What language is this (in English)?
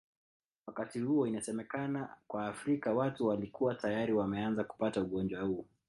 Swahili